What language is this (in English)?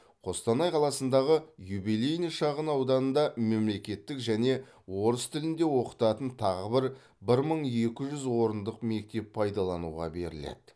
Kazakh